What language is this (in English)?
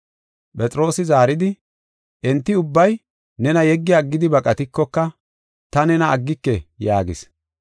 Gofa